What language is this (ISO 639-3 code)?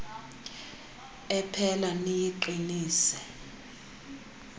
xho